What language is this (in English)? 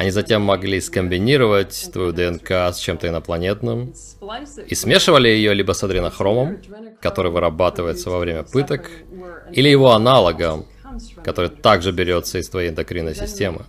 Russian